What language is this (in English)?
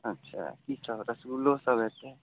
Maithili